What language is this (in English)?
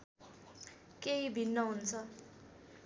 Nepali